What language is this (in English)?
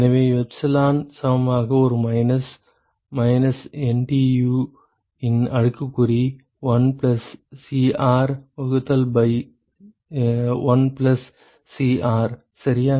Tamil